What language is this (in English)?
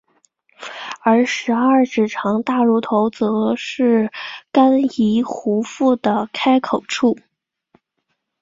Chinese